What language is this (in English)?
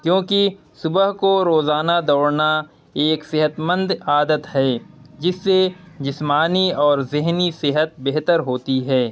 Urdu